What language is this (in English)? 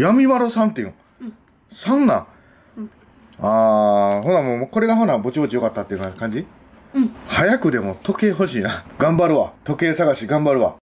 Japanese